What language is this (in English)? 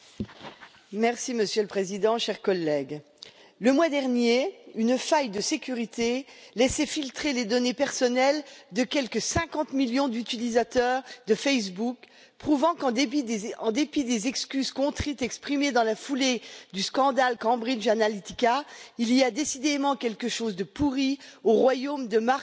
French